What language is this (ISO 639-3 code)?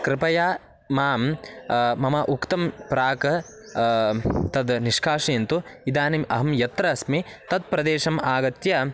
san